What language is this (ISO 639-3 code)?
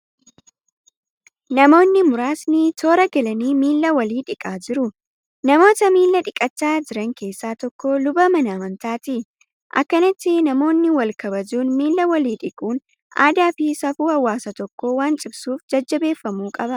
orm